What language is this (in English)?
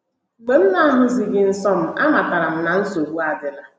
Igbo